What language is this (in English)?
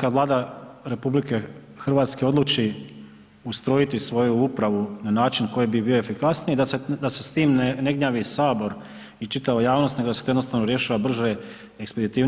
Croatian